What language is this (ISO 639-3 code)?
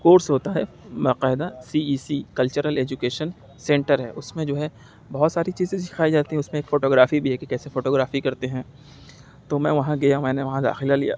urd